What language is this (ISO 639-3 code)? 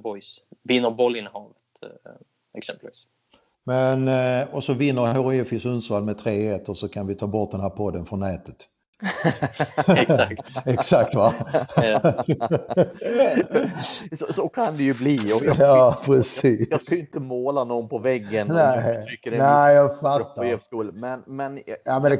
swe